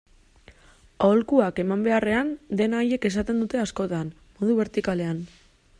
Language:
Basque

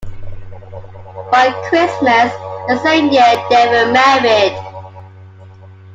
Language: English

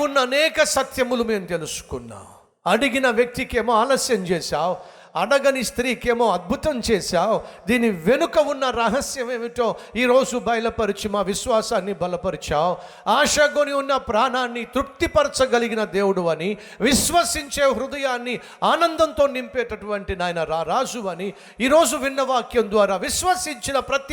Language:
Telugu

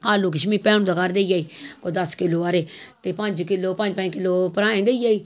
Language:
Dogri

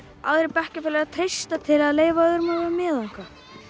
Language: Icelandic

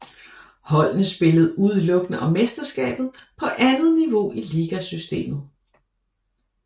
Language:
Danish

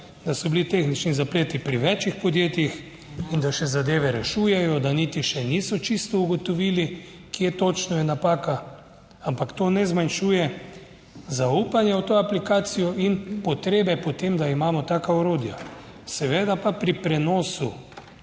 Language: Slovenian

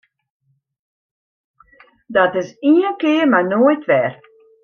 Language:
Western Frisian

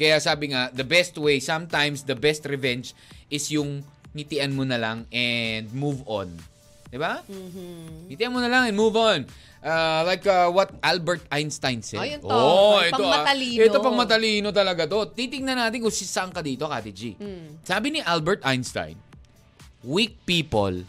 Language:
Filipino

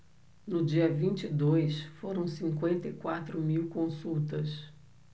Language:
Portuguese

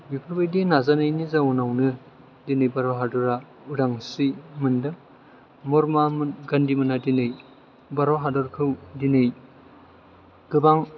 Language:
Bodo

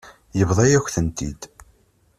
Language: Kabyle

